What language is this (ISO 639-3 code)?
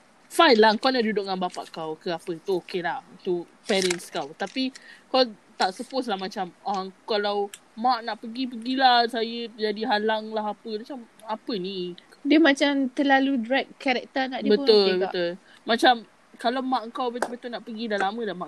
msa